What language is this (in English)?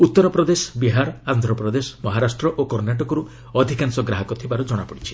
Odia